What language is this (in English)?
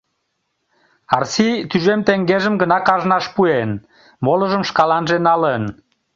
Mari